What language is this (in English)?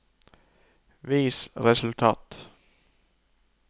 Norwegian